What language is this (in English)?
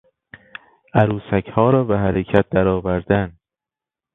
Persian